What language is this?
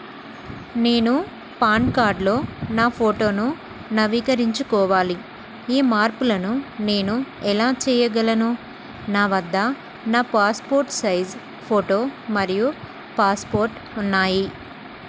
Telugu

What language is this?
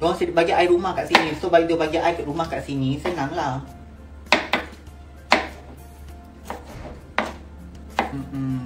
Malay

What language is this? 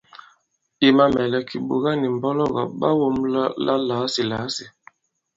Bankon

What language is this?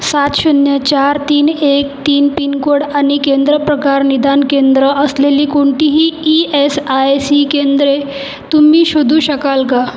Marathi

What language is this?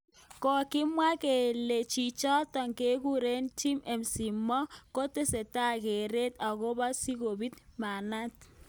Kalenjin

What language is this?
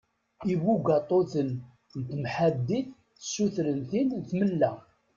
Kabyle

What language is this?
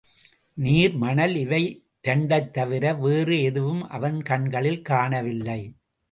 Tamil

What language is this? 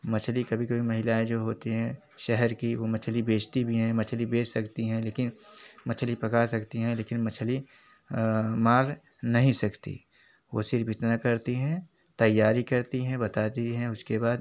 Hindi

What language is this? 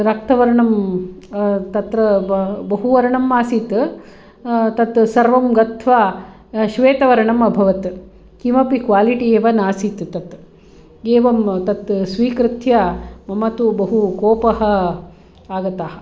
Sanskrit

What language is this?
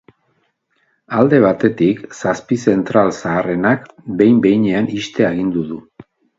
Basque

